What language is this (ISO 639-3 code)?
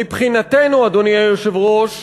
heb